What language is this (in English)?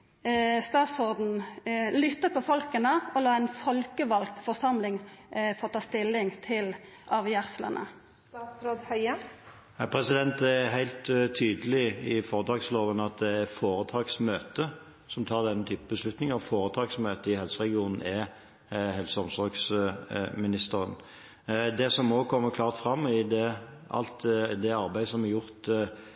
Norwegian